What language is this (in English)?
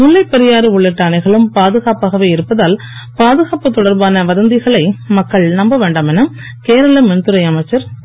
Tamil